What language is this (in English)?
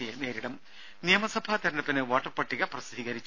Malayalam